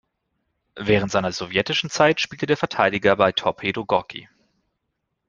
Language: German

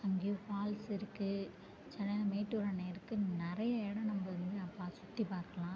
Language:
Tamil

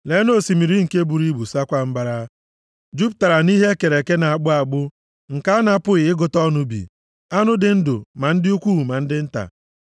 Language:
Igbo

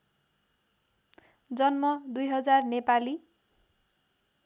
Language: Nepali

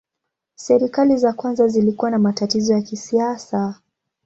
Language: Swahili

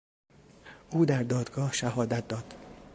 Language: Persian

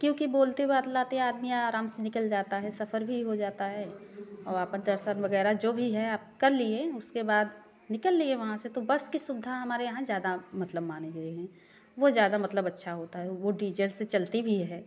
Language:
Hindi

